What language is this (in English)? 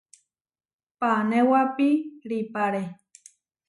Huarijio